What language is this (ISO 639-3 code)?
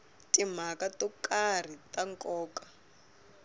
tso